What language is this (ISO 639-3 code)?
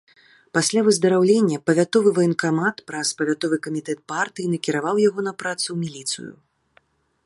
bel